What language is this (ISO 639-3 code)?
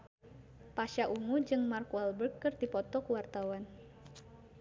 sun